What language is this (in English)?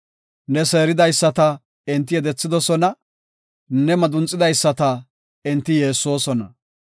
Gofa